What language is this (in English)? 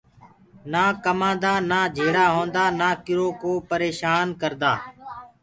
Gurgula